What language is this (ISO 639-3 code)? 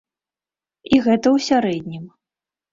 bel